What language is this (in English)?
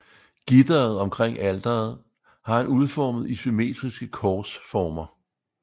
Danish